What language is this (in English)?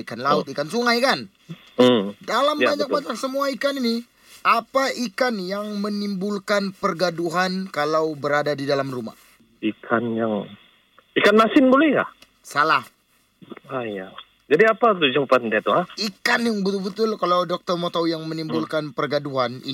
Malay